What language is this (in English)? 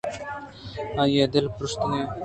Eastern Balochi